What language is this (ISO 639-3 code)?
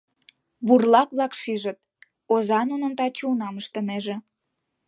chm